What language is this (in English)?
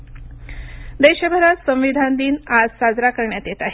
Marathi